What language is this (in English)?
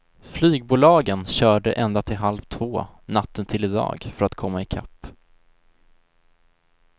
Swedish